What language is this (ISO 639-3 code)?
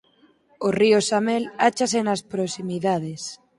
glg